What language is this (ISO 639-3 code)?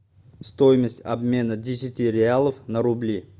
rus